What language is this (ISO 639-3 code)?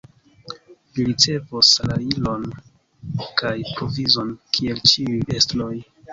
epo